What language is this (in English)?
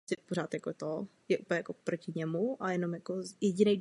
Czech